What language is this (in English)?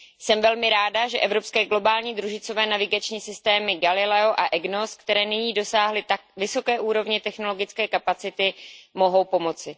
Czech